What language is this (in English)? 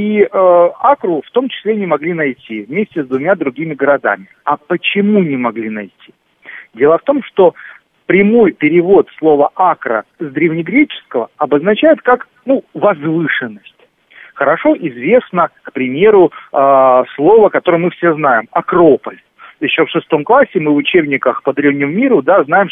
Russian